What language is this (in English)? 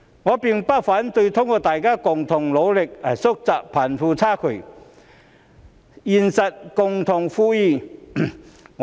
Cantonese